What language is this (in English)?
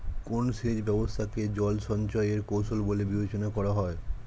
Bangla